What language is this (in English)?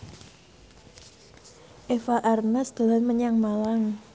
Javanese